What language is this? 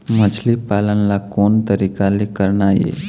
Chhattisgarhi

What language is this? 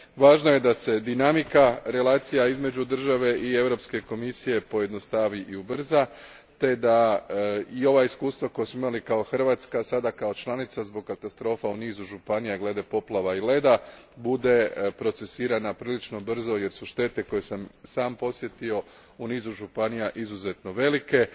Croatian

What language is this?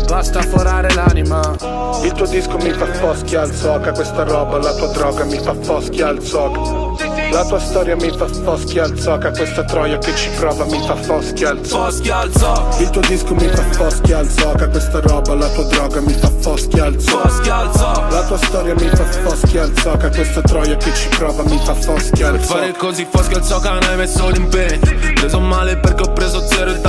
Romanian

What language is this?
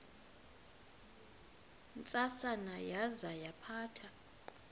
Xhosa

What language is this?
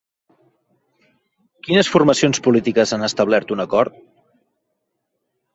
Catalan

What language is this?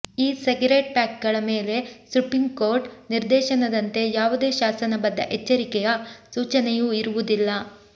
Kannada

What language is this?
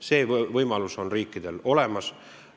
Estonian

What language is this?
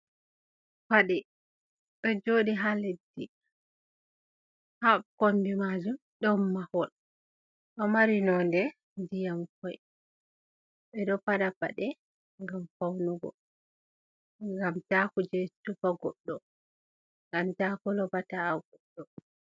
Fula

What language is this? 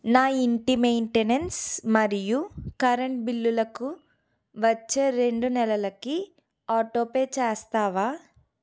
Telugu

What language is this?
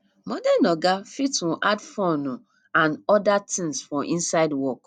Nigerian Pidgin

